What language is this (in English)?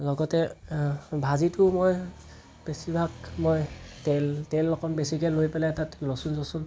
Assamese